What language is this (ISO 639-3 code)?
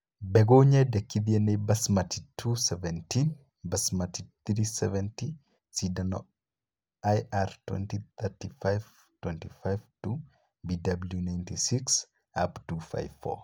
kik